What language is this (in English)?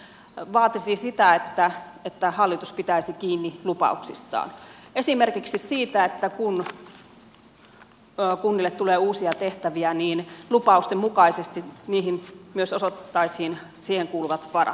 Finnish